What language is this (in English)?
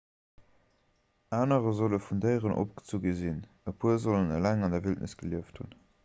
Luxembourgish